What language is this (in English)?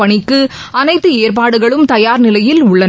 Tamil